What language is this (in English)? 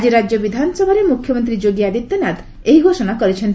Odia